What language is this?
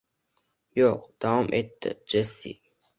Uzbek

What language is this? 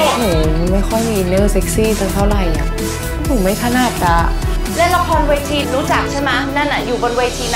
Thai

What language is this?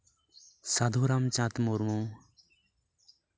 Santali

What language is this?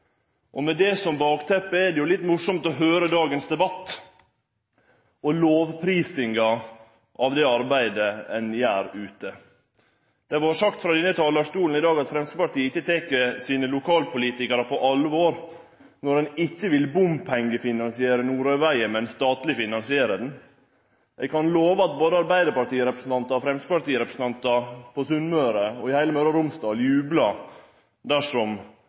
Norwegian Nynorsk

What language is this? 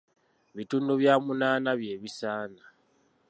Ganda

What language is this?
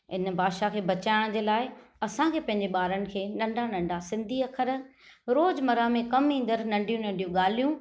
Sindhi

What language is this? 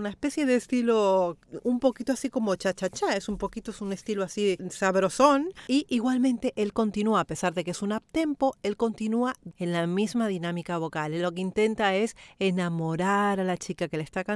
Spanish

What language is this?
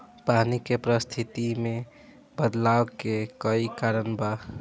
Bhojpuri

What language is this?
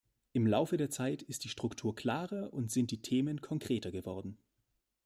German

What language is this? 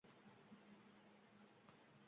Uzbek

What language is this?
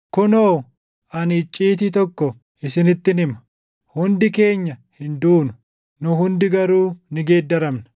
Oromo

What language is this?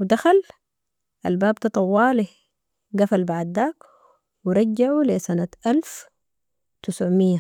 Sudanese Arabic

